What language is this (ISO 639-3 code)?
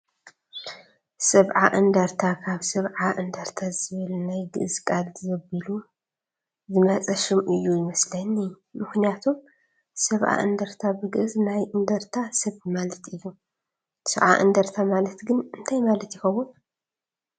tir